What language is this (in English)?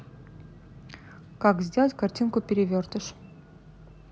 Russian